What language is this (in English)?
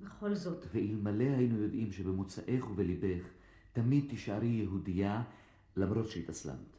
Hebrew